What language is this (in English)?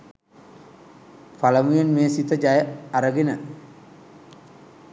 Sinhala